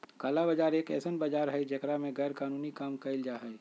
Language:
Magahi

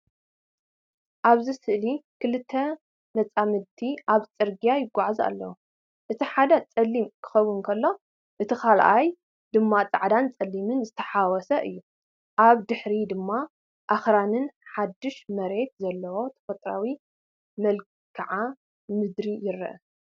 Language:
Tigrinya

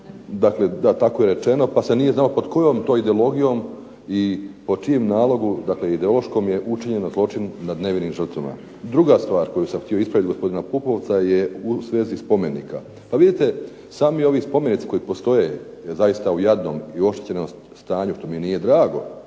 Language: Croatian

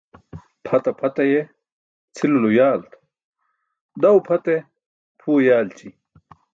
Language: Burushaski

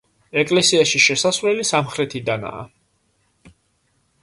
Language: Georgian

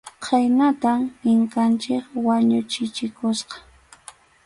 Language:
Arequipa-La Unión Quechua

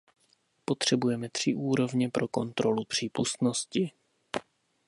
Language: Czech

